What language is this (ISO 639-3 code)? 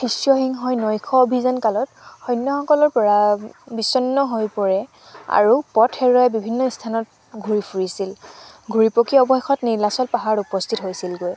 asm